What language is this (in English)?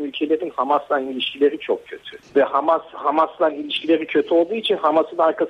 Turkish